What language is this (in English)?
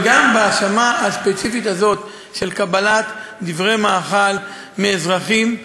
Hebrew